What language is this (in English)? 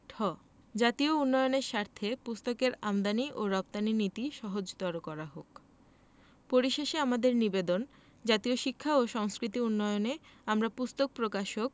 Bangla